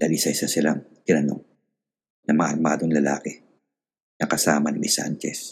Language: Filipino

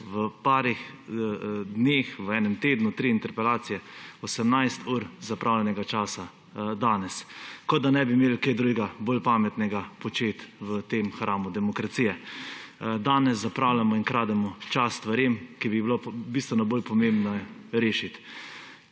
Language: Slovenian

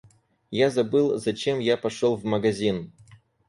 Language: Russian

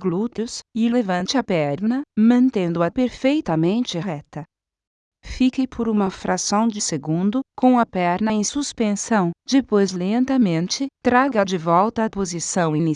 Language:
Portuguese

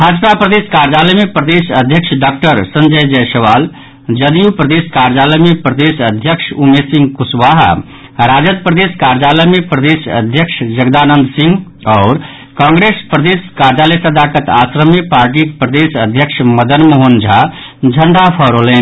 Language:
Maithili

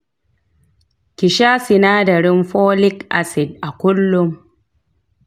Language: Hausa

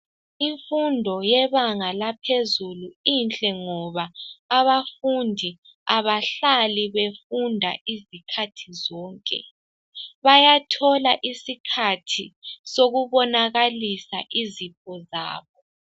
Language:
North Ndebele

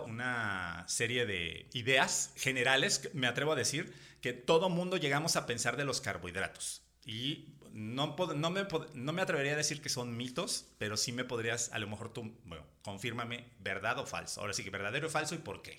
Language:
Spanish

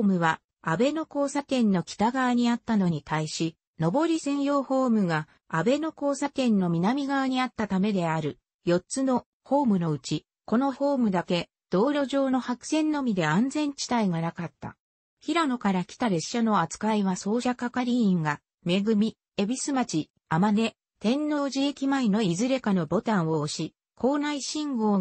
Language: Japanese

